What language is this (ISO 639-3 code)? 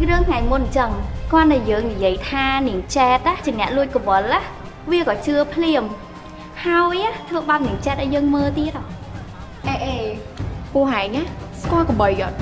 vie